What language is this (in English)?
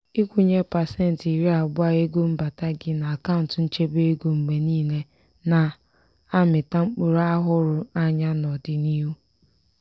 Igbo